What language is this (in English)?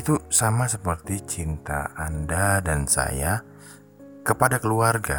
Indonesian